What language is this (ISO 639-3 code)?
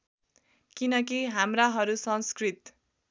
nep